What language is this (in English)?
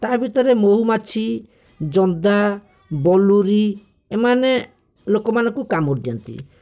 Odia